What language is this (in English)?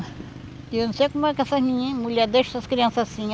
Portuguese